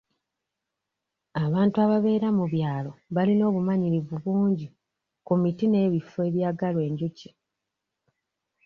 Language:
Ganda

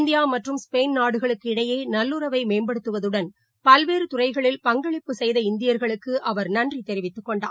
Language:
Tamil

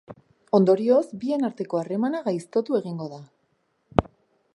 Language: Basque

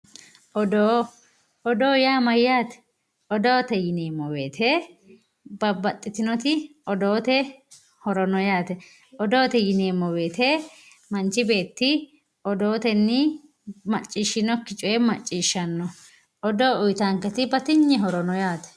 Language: Sidamo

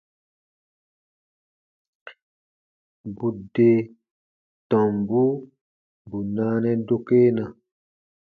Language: Baatonum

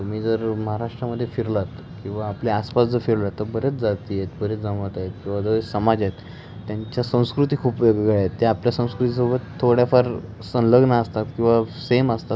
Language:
Marathi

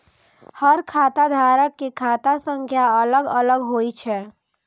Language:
Maithili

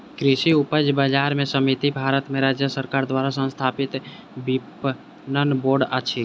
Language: Maithili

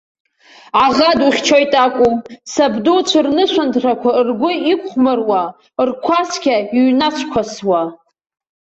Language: Abkhazian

